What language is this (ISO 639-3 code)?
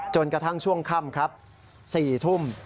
tha